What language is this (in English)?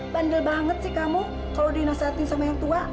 Indonesian